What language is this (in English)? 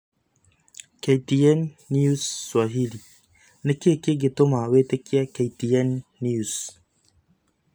Kikuyu